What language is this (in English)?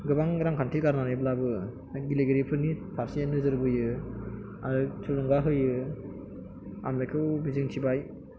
Bodo